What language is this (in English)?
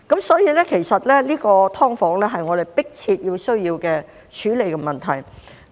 Cantonese